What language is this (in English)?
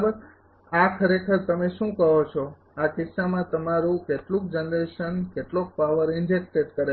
Gujarati